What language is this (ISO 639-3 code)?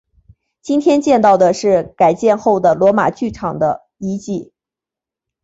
zho